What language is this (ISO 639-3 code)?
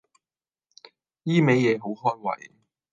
yue